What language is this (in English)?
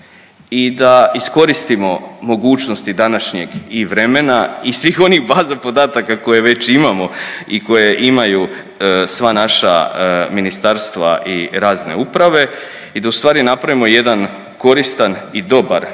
Croatian